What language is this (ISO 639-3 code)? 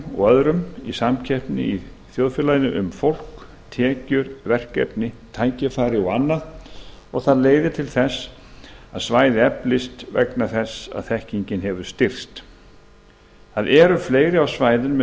isl